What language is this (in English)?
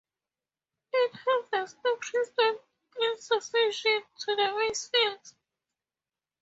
English